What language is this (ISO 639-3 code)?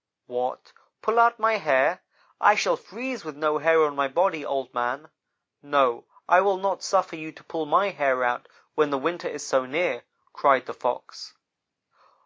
eng